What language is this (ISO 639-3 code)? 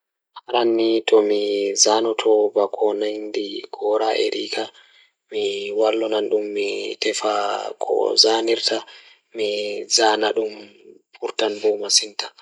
ful